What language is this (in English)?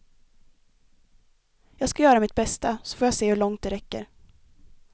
Swedish